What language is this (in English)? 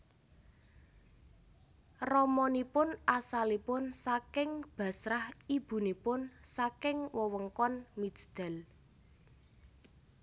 Javanese